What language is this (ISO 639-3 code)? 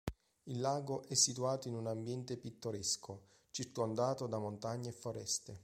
ita